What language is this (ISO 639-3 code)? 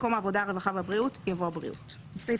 heb